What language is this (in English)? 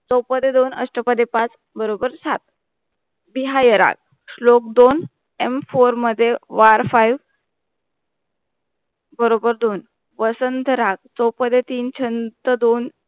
Marathi